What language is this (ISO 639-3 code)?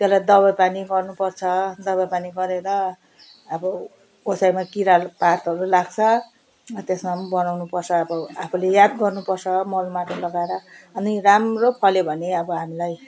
nep